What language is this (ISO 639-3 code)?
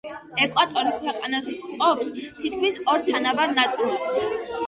kat